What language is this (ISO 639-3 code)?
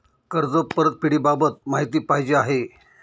mar